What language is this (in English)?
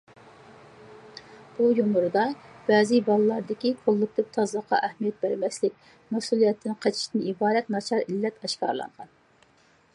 Uyghur